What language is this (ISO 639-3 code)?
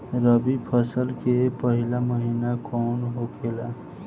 bho